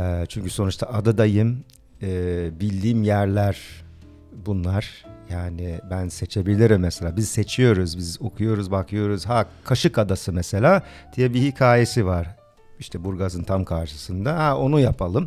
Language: Turkish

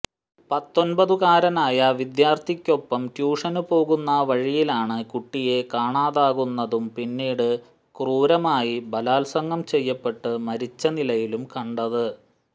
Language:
Malayalam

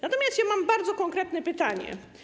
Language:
Polish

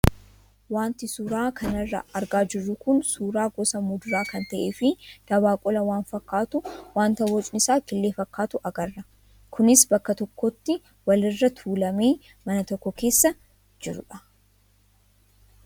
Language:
Oromo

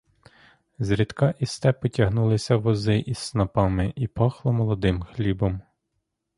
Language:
Ukrainian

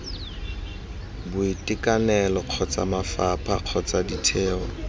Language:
Tswana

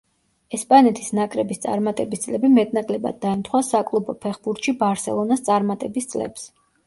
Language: Georgian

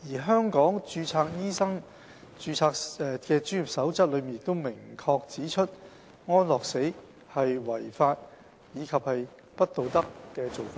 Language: Cantonese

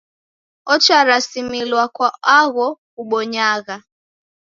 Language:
Taita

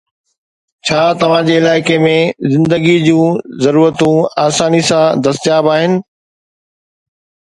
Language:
Sindhi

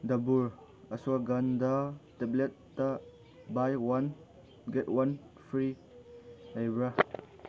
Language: Manipuri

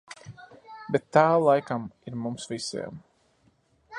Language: Latvian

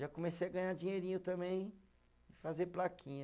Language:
Portuguese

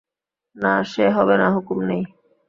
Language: Bangla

